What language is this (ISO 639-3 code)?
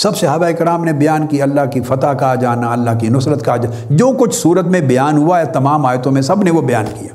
urd